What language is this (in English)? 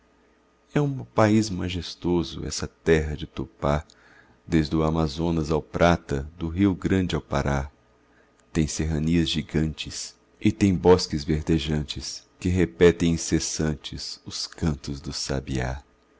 Portuguese